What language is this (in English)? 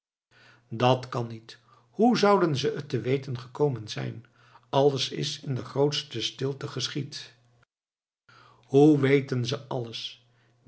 Dutch